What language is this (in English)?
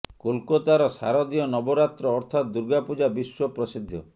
Odia